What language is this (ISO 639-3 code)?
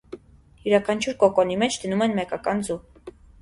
hye